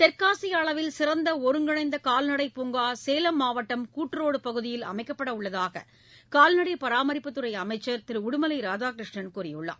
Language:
Tamil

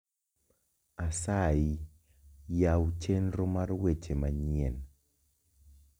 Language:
Luo (Kenya and Tanzania)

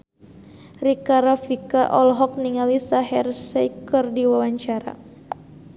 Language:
Sundanese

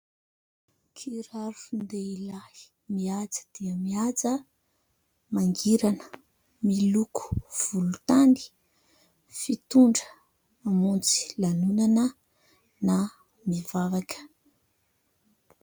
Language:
Malagasy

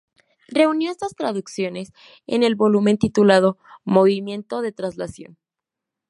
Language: Spanish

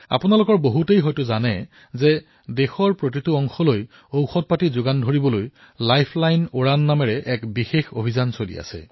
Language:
Assamese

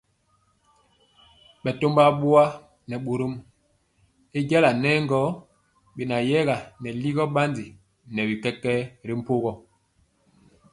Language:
Mpiemo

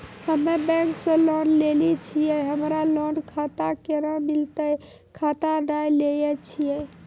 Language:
Maithili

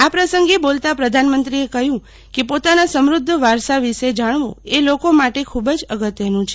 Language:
Gujarati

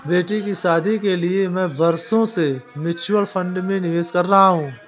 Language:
Hindi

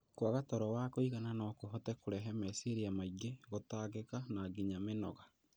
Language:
Kikuyu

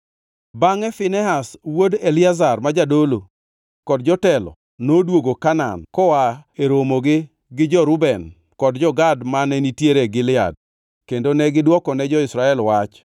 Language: Luo (Kenya and Tanzania)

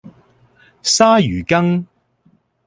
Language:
Cantonese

